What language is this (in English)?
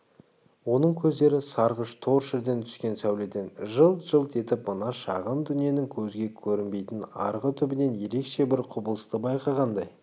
Kazakh